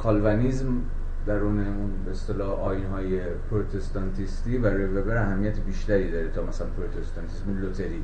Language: Persian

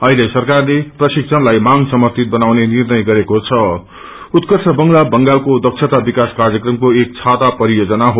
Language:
Nepali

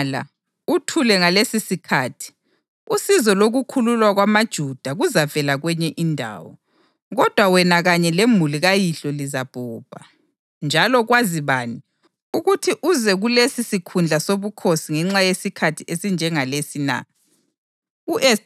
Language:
North Ndebele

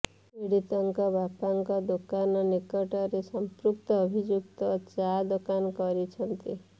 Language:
Odia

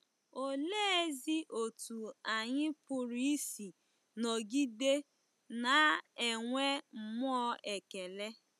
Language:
Igbo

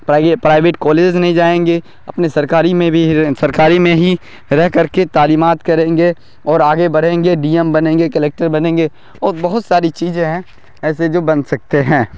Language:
Urdu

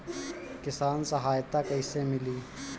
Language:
Bhojpuri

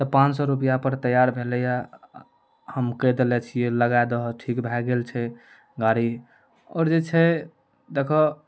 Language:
Maithili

